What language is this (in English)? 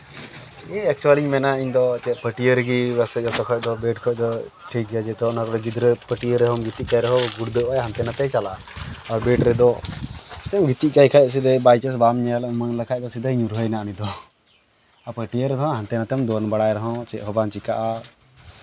Santali